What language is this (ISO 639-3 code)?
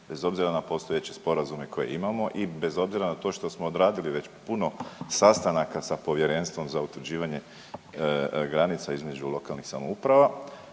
hrv